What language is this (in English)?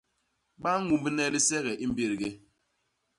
Basaa